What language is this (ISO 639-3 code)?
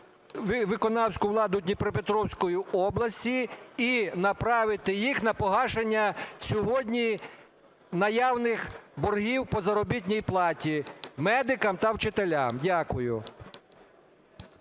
ukr